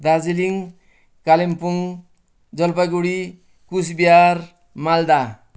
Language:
Nepali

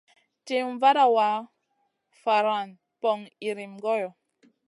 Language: Masana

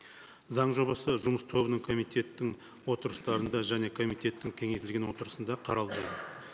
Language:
Kazakh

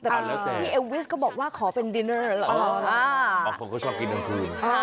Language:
Thai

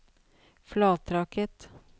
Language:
Norwegian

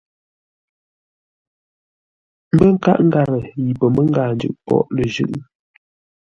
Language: Ngombale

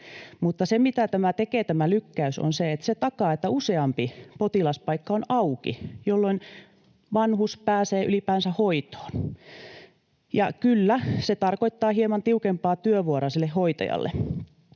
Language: Finnish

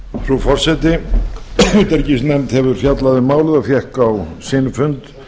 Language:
Icelandic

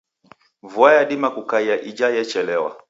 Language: Taita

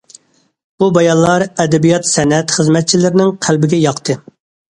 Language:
Uyghur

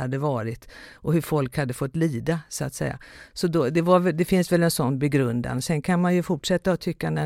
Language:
Swedish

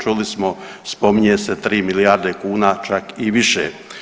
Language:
Croatian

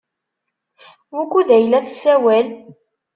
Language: Kabyle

